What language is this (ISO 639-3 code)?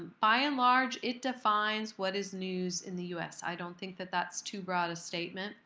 eng